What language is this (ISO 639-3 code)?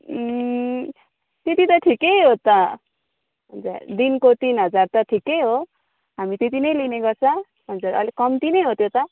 nep